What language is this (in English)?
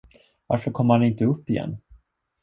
Swedish